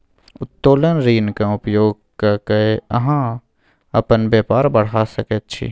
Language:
Maithili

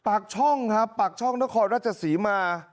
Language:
Thai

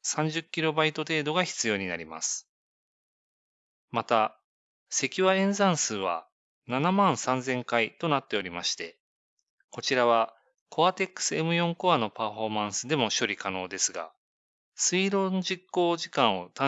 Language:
Japanese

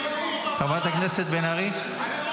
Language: Hebrew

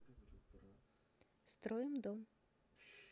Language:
Russian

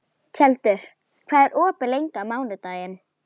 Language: Icelandic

